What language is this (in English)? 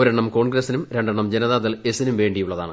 Malayalam